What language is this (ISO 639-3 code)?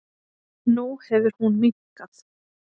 isl